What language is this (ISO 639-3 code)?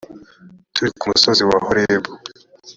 kin